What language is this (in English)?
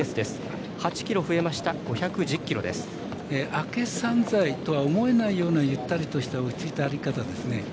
Japanese